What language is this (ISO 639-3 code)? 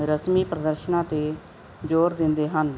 pan